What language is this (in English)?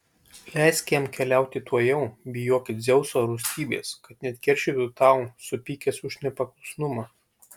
Lithuanian